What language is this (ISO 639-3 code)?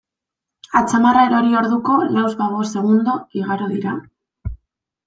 eus